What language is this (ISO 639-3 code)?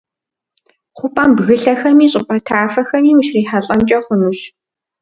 kbd